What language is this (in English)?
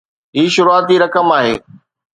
Sindhi